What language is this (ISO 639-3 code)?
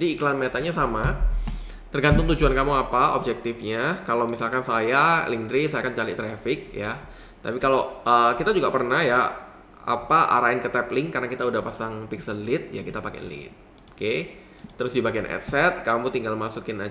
ind